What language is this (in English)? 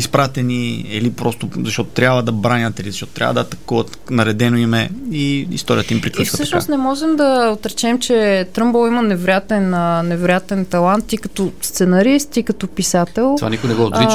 Bulgarian